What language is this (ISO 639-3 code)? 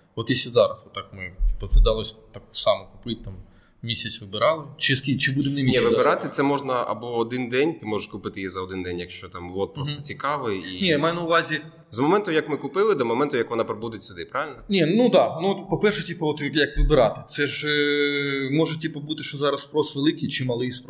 ukr